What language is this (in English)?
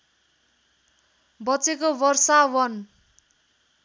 Nepali